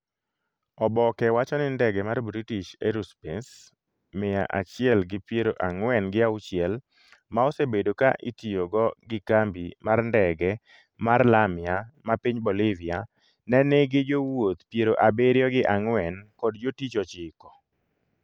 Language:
Luo (Kenya and Tanzania)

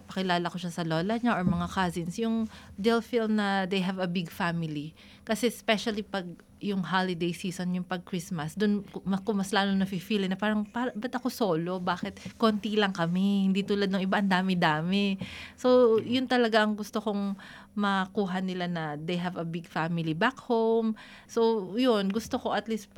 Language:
Filipino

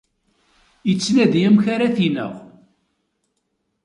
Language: Kabyle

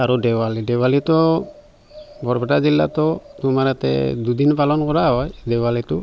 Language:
Assamese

